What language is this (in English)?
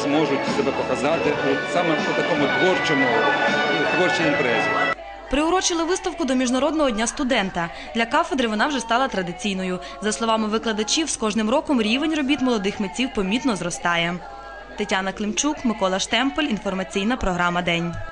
Ukrainian